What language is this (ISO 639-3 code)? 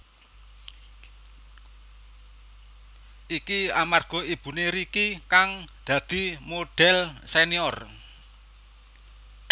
jav